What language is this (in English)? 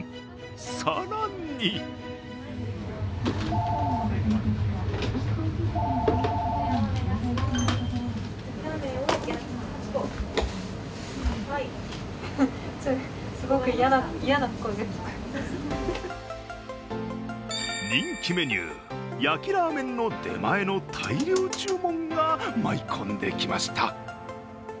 Japanese